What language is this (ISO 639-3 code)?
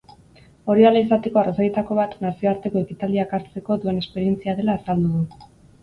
eus